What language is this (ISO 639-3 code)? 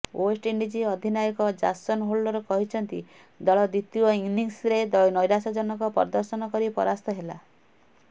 ori